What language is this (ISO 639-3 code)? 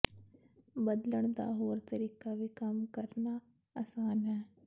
pan